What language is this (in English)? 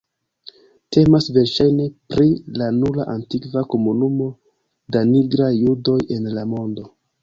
Esperanto